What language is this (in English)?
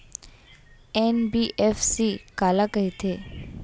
Chhattisgarhi